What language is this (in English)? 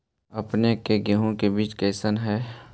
Magahi